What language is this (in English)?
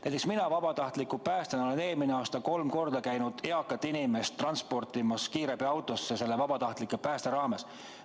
Estonian